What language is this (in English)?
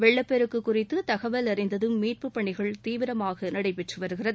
Tamil